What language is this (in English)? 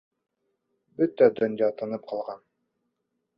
Bashkir